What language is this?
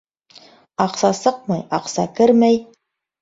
Bashkir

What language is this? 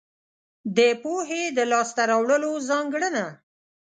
Pashto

